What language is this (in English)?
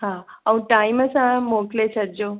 Sindhi